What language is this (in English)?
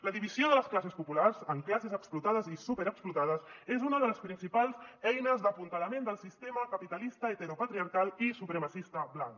Catalan